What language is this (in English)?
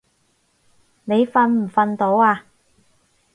Cantonese